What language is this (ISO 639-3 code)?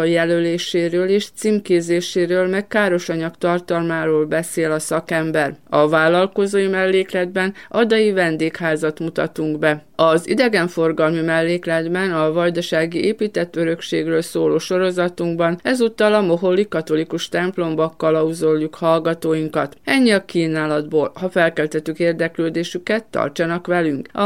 hun